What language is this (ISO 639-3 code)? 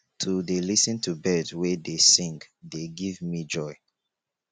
pcm